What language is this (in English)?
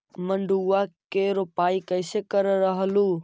Magahi